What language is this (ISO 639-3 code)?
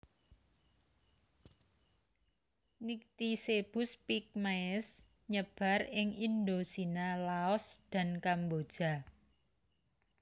jav